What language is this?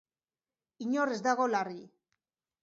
Basque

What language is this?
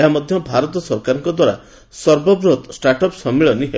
Odia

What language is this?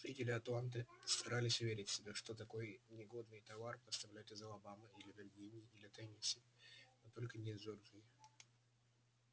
Russian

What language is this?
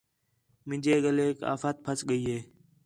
Khetrani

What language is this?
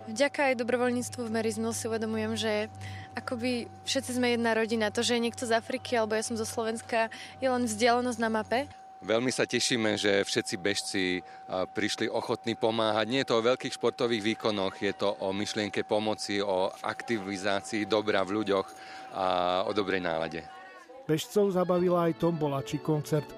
Slovak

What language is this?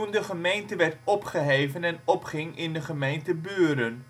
Dutch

